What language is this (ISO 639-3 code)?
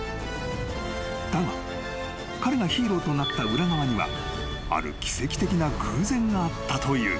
jpn